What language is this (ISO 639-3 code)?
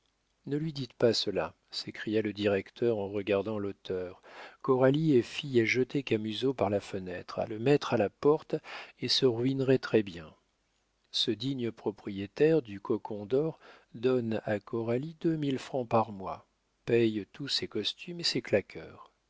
fra